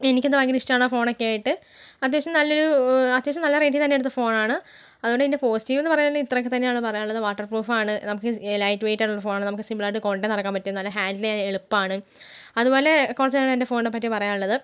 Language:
Malayalam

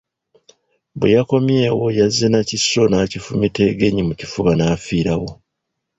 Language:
Ganda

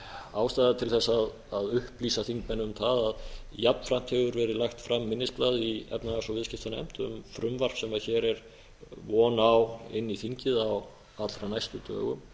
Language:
Icelandic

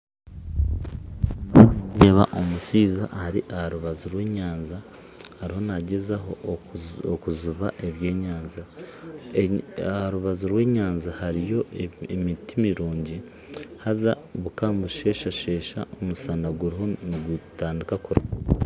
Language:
Nyankole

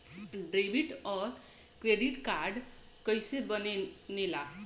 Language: Bhojpuri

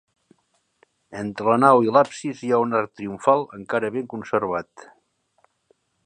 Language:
Catalan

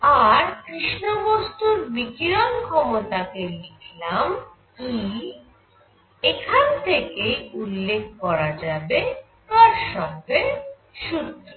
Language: Bangla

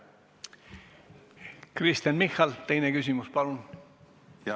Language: Estonian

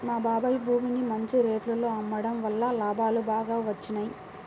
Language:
Telugu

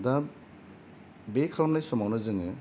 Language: Bodo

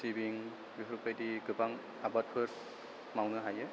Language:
Bodo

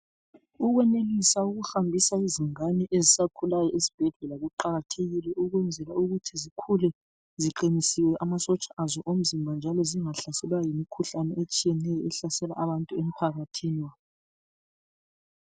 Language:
North Ndebele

